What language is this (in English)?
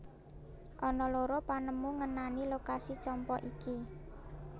Javanese